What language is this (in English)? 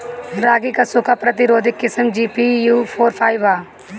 Bhojpuri